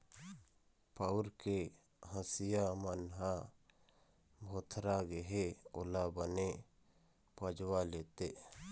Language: Chhattisgarhi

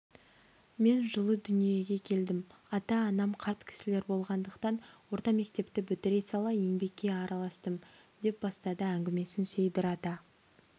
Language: Kazakh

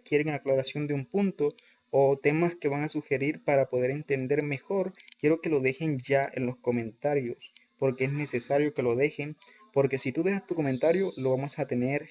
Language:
Spanish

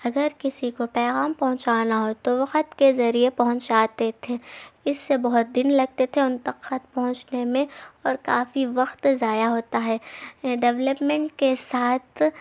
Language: Urdu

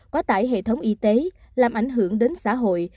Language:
Vietnamese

